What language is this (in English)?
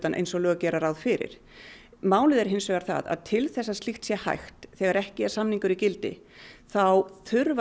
Icelandic